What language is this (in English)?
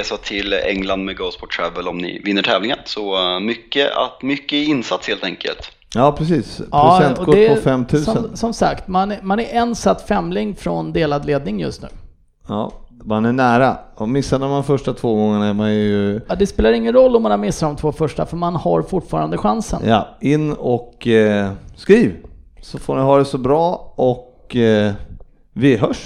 Swedish